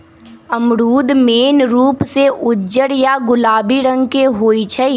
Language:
Magahi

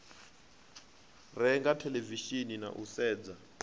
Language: Venda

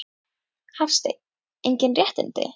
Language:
Icelandic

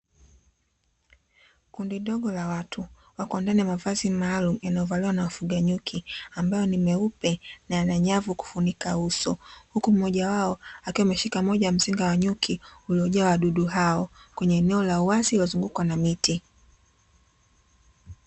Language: Swahili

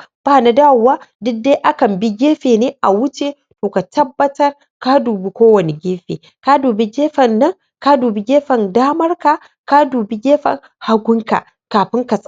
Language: Hausa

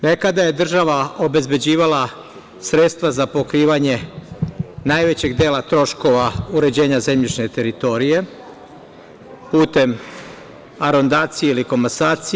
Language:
Serbian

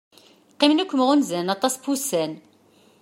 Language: Kabyle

